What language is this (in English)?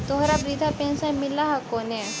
Magahi